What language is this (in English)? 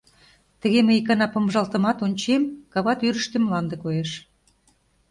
Mari